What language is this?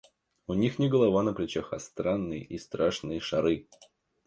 Russian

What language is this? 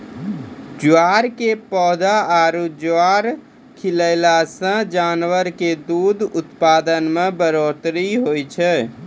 Maithili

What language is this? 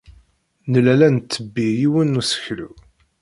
Kabyle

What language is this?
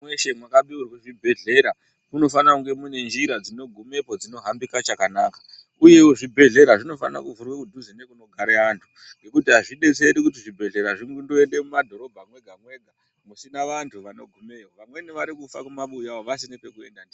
Ndau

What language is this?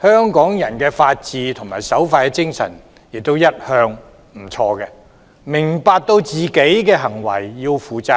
Cantonese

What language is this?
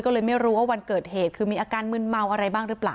Thai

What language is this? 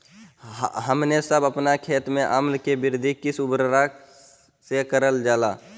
Magahi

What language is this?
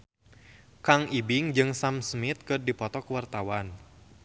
Sundanese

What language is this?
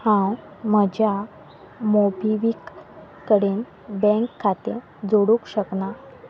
Konkani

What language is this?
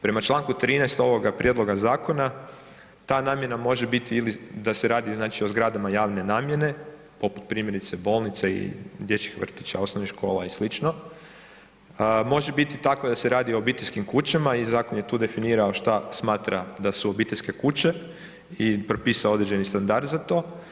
Croatian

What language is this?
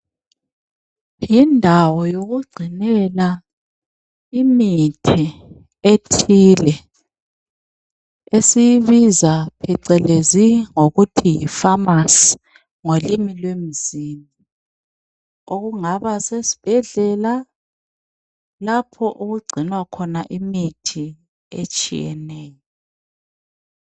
North Ndebele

